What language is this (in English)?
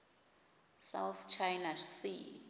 Xhosa